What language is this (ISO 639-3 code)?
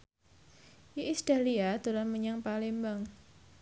jav